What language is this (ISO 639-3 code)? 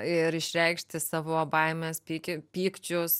lit